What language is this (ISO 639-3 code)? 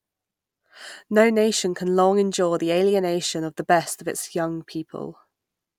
eng